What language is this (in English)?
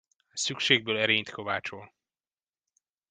Hungarian